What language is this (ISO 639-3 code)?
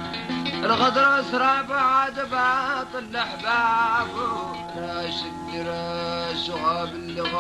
ara